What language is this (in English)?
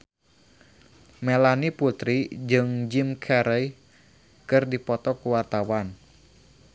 Sundanese